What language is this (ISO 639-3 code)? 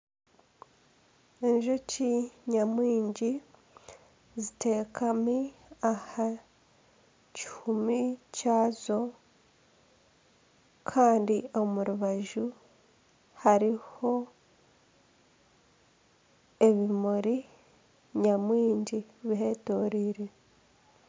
nyn